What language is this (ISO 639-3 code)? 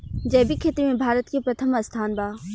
bho